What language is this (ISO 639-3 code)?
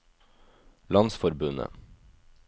nor